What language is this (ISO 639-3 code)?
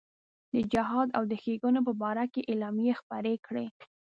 pus